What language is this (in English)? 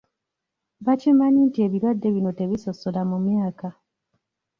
Ganda